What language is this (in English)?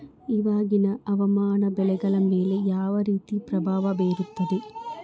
Kannada